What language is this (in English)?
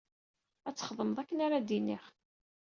Kabyle